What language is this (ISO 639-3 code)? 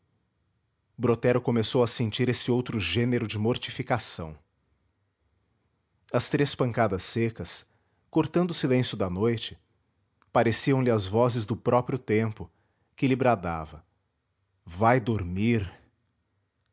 por